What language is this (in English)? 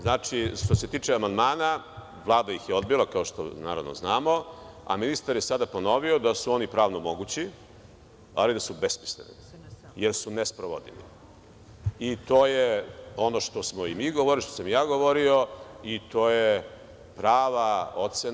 Serbian